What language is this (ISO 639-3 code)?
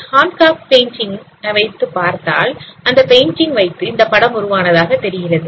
tam